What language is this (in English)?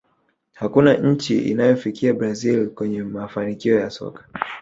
Swahili